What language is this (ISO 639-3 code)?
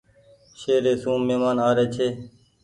gig